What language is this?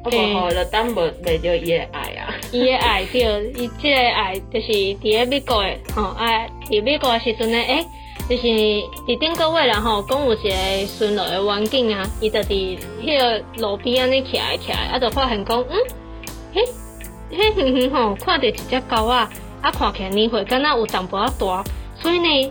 Chinese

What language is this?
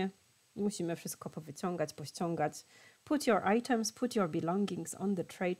Polish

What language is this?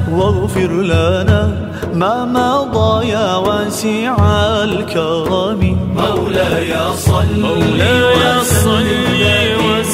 Arabic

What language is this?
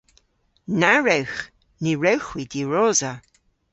Cornish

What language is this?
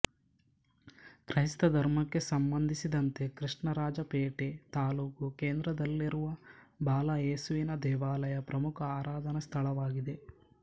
Kannada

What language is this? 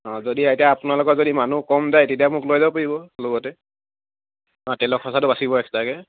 Assamese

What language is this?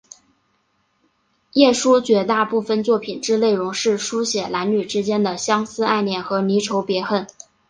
Chinese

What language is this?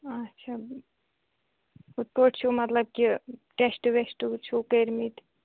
Kashmiri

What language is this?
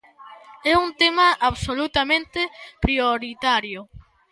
Galician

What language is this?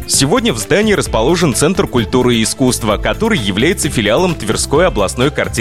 Russian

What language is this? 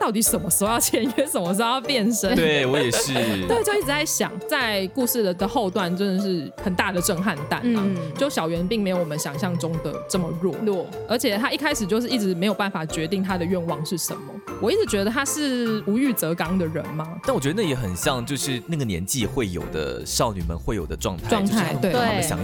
Chinese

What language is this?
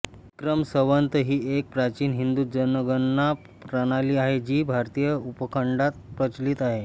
Marathi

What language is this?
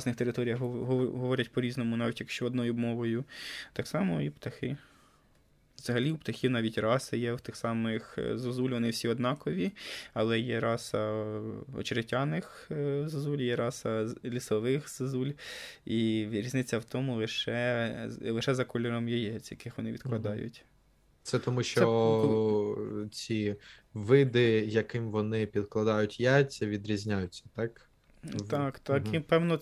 Ukrainian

